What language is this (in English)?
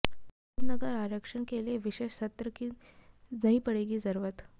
Hindi